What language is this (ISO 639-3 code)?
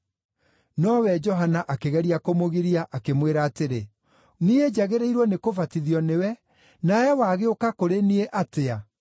kik